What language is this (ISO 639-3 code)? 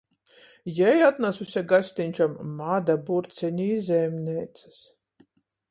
ltg